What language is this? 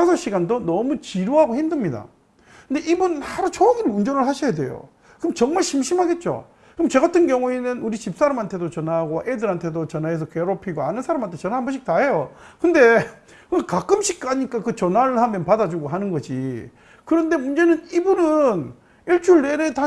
Korean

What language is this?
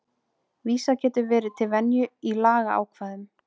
Icelandic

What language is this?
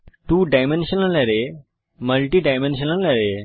Bangla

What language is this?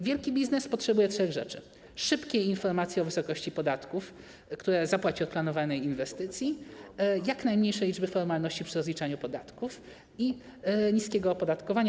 Polish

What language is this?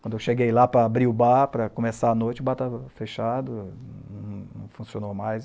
Portuguese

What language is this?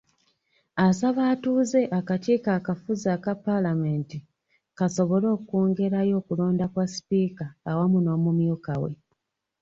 Ganda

